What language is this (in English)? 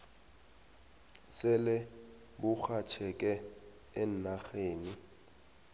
South Ndebele